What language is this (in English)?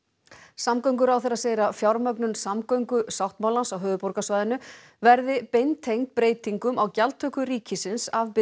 Icelandic